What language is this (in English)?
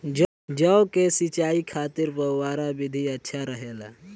Bhojpuri